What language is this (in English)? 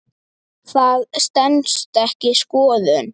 Icelandic